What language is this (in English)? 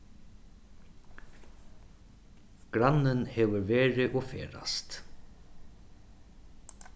Faroese